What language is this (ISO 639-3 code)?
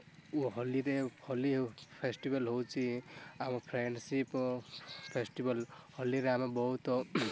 ori